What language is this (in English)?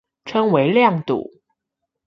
Chinese